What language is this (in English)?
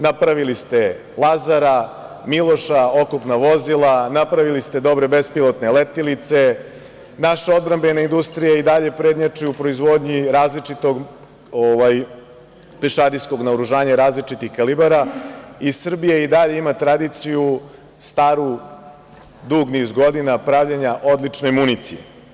Serbian